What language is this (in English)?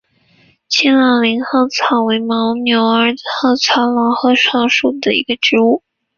Chinese